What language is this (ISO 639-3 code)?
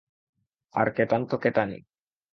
ben